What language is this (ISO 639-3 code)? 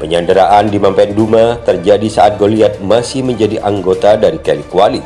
ind